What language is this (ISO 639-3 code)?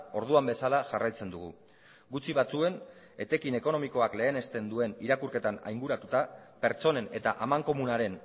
eus